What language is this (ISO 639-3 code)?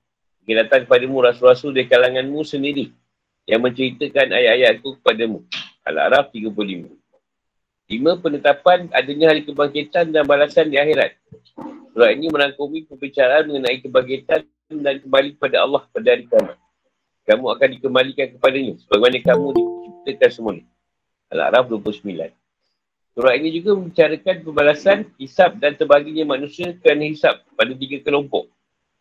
msa